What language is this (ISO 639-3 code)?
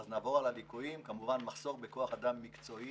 heb